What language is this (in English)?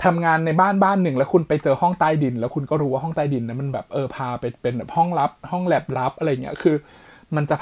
Thai